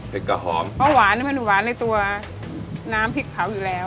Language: Thai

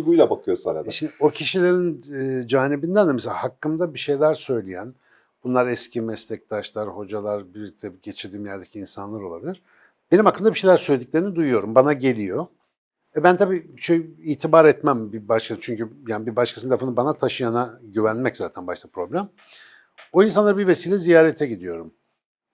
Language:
Turkish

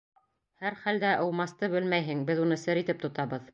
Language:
Bashkir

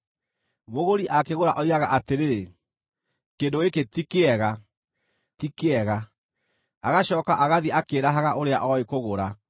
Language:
Kikuyu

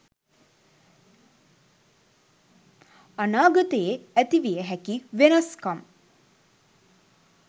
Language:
Sinhala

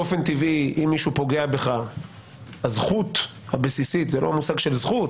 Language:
Hebrew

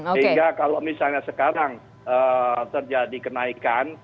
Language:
Indonesian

